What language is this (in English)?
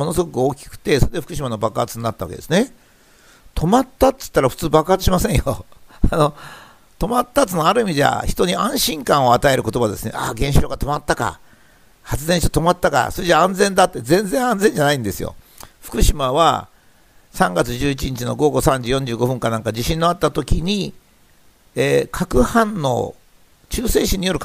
Japanese